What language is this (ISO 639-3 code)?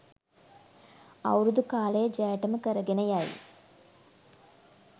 sin